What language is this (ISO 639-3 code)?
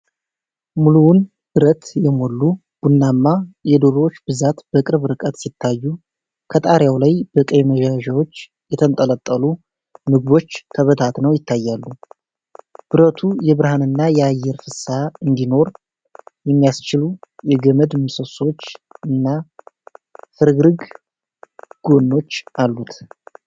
amh